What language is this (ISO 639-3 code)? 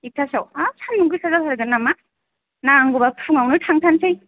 brx